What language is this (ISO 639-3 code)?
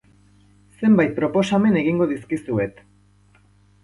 eus